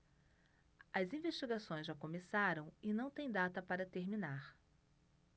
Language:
Portuguese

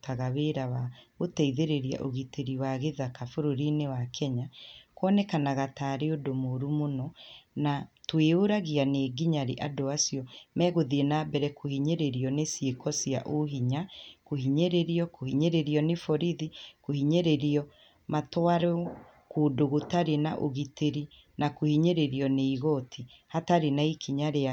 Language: Kikuyu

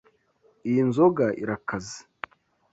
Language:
Kinyarwanda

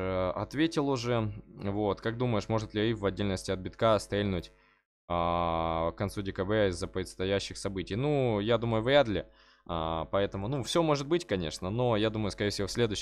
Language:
Russian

